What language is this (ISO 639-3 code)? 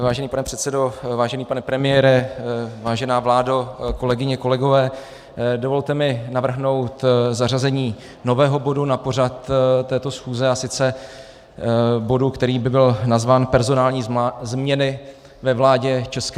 ces